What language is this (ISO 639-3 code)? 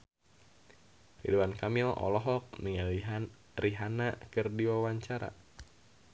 sun